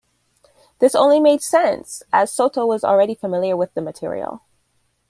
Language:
English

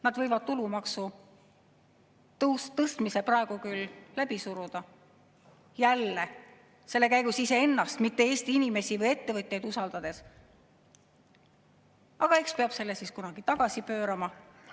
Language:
Estonian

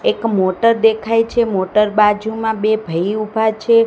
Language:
Gujarati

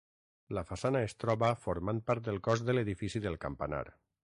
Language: Catalan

